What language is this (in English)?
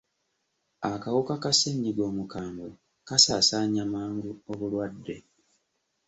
Ganda